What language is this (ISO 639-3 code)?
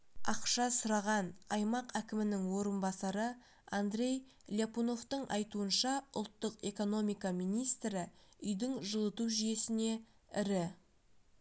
kaz